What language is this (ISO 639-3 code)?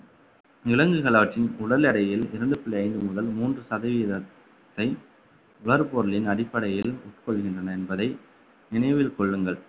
tam